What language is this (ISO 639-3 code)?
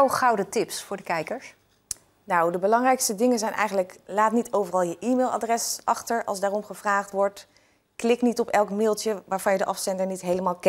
nld